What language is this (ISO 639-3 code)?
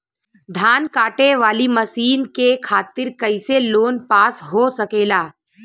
bho